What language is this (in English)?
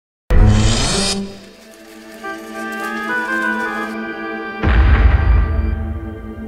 Dutch